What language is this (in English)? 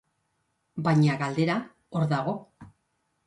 Basque